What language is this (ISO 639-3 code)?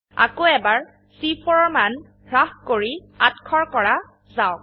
asm